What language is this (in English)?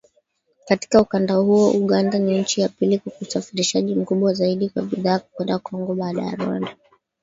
Swahili